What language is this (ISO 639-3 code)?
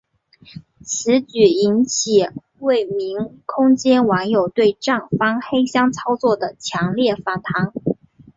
zho